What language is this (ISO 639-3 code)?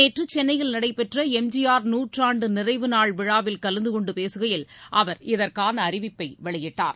tam